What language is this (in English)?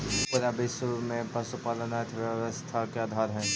Magahi